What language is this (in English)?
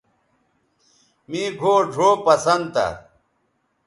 Bateri